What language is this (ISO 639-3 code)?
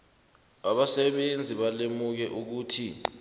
nbl